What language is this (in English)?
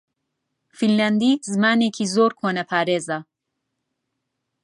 Central Kurdish